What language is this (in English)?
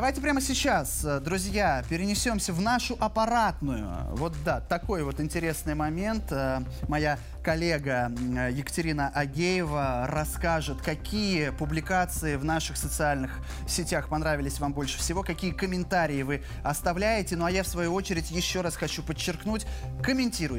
Russian